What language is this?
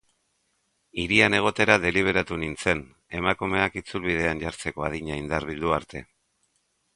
Basque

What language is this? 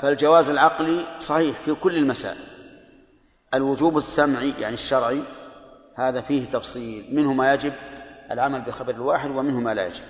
Arabic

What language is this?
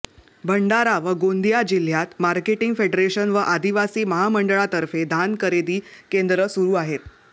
Marathi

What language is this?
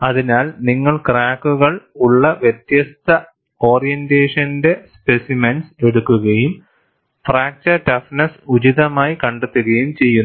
Malayalam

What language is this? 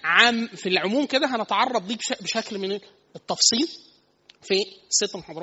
Arabic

